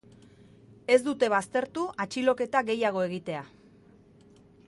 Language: Basque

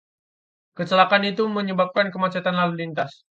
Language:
Indonesian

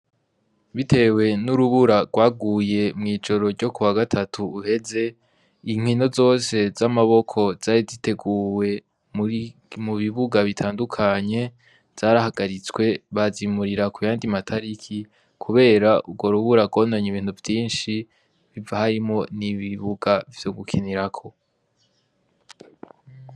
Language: Rundi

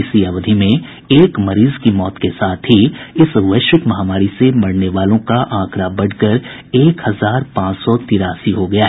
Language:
Hindi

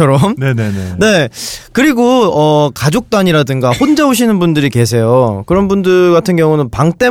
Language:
Korean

